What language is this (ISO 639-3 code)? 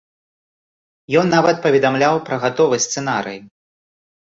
bel